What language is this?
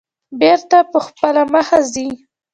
Pashto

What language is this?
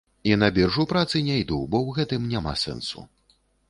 Belarusian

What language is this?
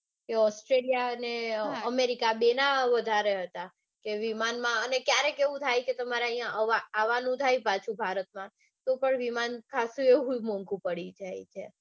Gujarati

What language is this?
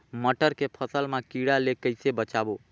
Chhattisgarhi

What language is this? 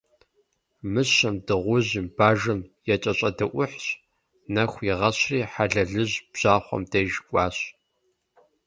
Kabardian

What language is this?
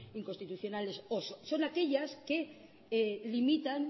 Spanish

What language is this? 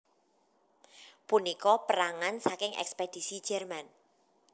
Javanese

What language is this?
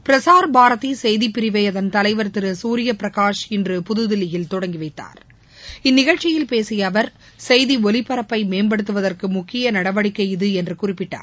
Tamil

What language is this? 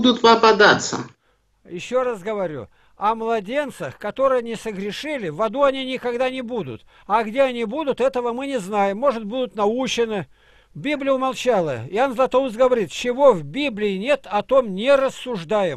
Russian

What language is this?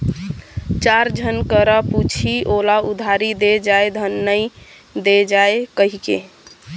Chhattisgarhi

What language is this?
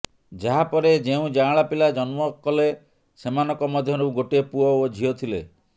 Odia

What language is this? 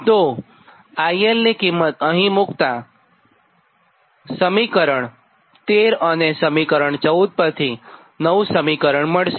Gujarati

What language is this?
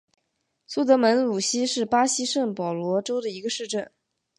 Chinese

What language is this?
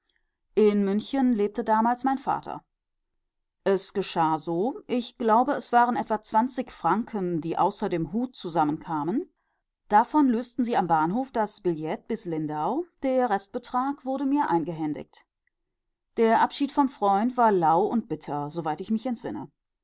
German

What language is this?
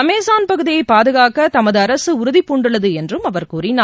Tamil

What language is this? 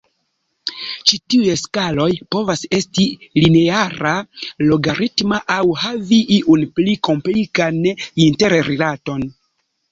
Esperanto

